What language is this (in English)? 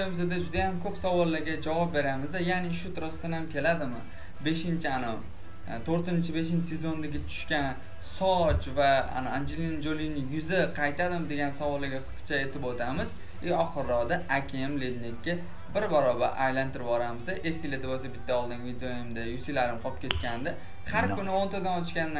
Turkish